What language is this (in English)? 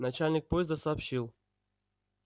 Russian